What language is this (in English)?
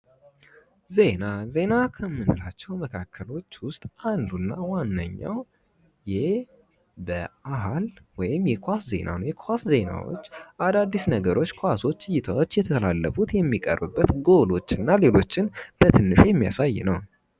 Amharic